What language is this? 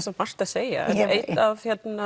Icelandic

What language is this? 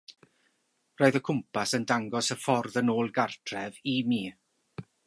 Welsh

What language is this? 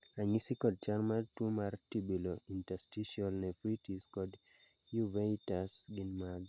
Luo (Kenya and Tanzania)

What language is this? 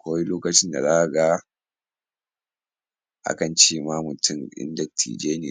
Hausa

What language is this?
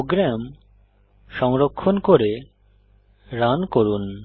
Bangla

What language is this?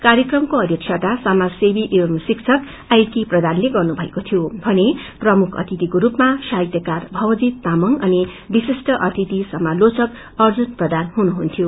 Nepali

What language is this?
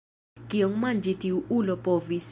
Esperanto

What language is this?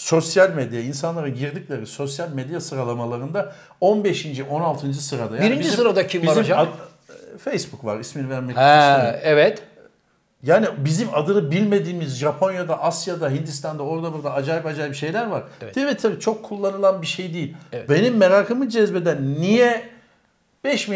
Turkish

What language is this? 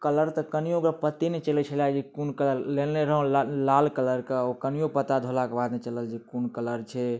Maithili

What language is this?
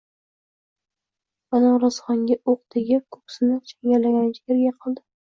Uzbek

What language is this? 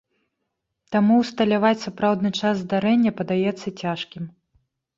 Belarusian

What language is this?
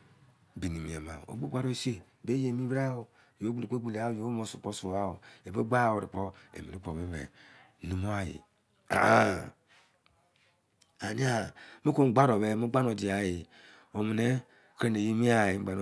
Izon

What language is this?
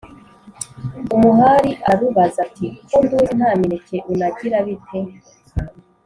Kinyarwanda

